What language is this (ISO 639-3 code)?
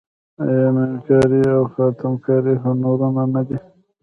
pus